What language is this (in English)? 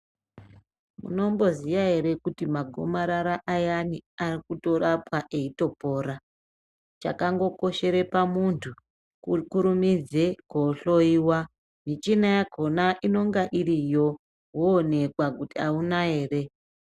Ndau